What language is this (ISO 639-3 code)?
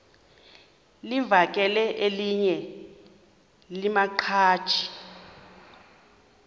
xho